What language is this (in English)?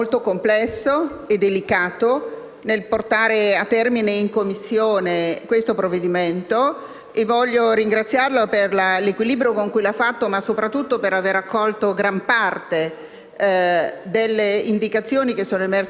Italian